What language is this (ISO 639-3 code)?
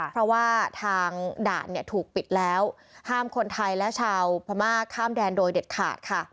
tha